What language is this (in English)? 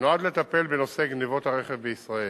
Hebrew